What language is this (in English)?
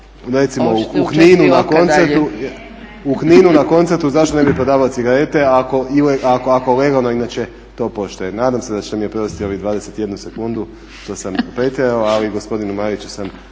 Croatian